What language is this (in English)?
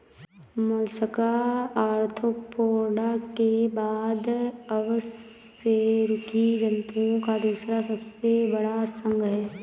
Hindi